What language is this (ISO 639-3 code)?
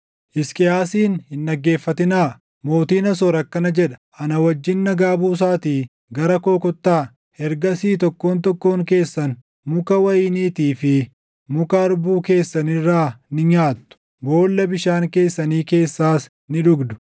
orm